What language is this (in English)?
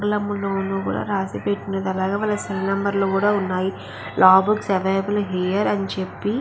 Telugu